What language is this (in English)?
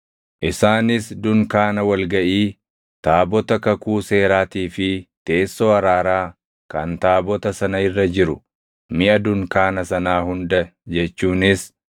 Oromo